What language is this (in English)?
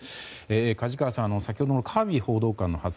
Japanese